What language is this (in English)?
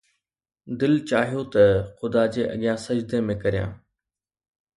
Sindhi